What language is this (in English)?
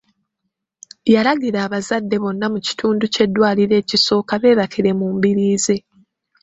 Ganda